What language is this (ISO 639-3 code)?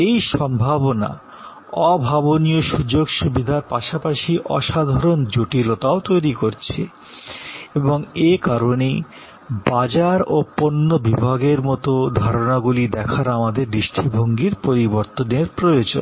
ben